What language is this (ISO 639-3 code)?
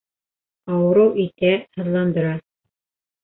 bak